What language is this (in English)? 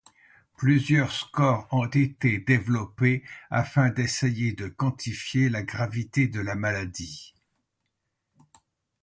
French